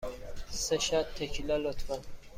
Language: Persian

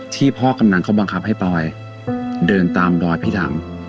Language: Thai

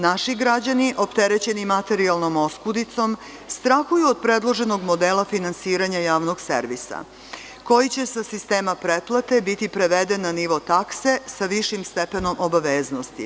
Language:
Serbian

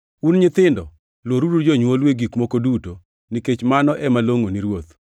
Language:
Luo (Kenya and Tanzania)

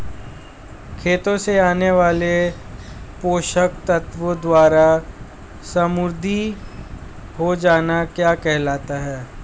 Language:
Hindi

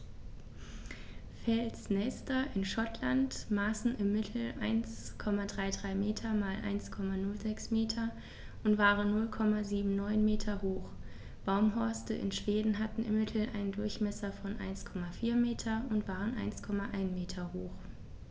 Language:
German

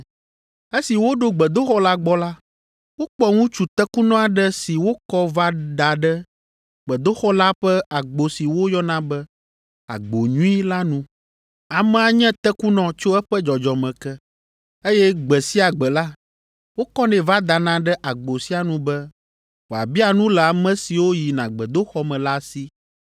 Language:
Ewe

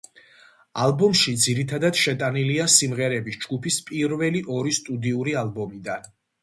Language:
Georgian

